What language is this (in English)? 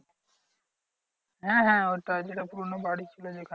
Bangla